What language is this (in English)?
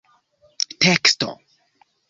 Esperanto